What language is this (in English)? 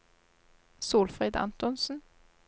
Norwegian